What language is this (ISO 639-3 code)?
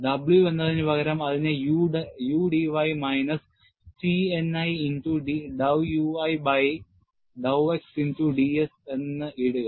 mal